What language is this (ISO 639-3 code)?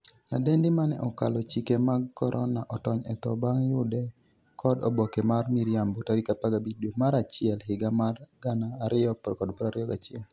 luo